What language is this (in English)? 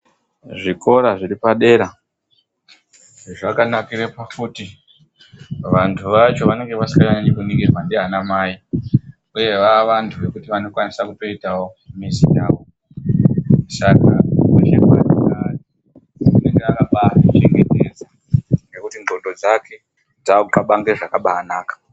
Ndau